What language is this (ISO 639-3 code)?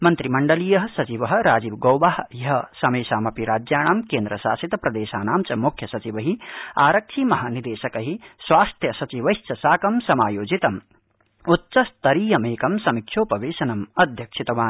san